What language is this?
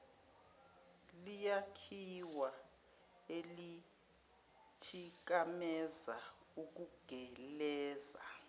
Zulu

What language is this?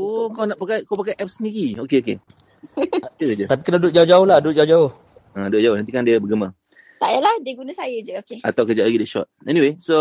Malay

